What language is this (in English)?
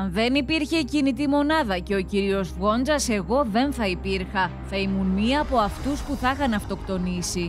Greek